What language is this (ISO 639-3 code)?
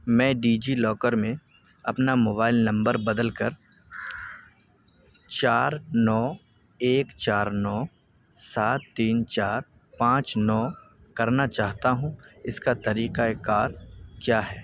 urd